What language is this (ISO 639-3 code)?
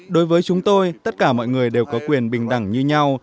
vie